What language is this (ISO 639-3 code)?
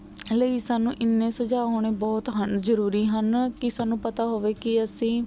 pan